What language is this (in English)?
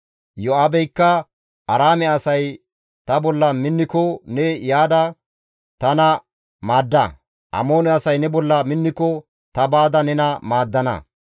Gamo